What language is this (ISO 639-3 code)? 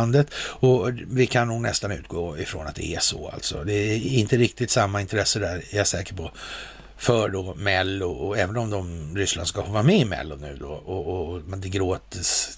swe